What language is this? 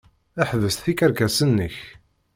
Kabyle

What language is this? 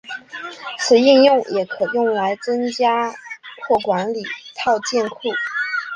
Chinese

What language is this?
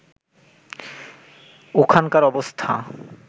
Bangla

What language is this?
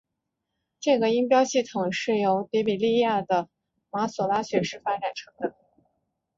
Chinese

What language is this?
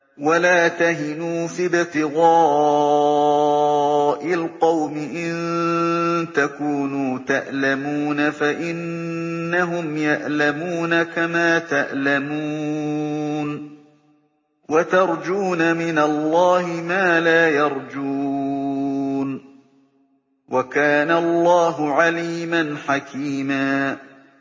Arabic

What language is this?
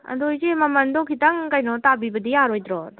Manipuri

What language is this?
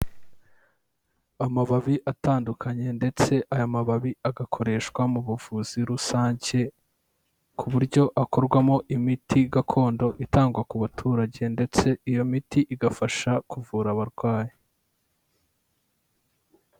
Kinyarwanda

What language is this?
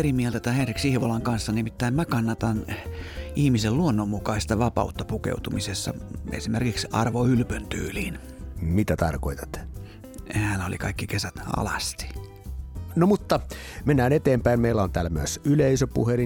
Finnish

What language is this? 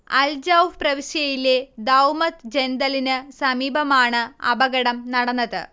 Malayalam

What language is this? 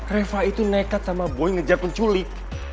Indonesian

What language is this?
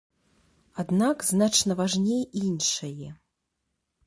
Belarusian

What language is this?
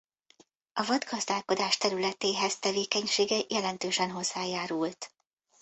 Hungarian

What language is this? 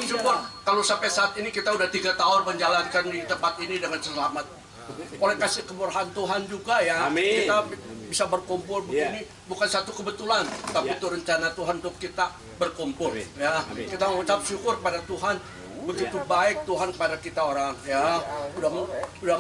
Indonesian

